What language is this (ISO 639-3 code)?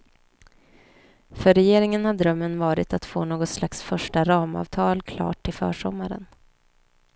swe